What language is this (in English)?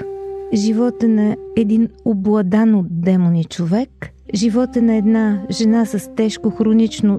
Bulgarian